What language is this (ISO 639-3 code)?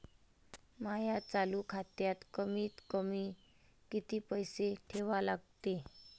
mar